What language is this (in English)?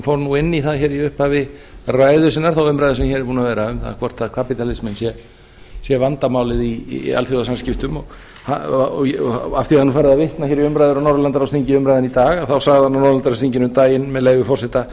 Icelandic